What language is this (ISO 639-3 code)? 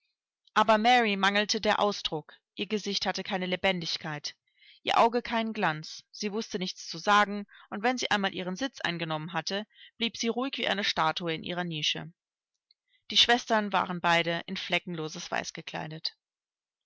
deu